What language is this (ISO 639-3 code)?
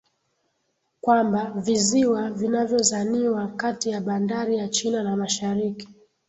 swa